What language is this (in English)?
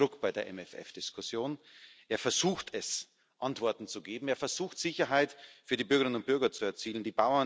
German